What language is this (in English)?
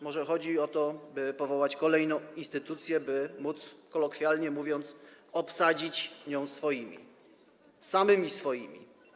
Polish